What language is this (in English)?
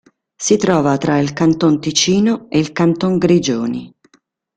Italian